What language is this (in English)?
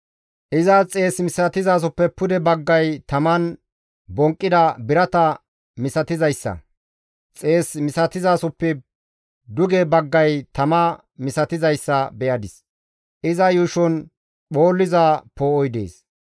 Gamo